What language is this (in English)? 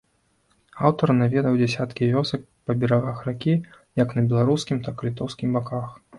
Belarusian